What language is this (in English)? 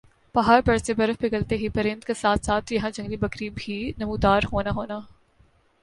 Urdu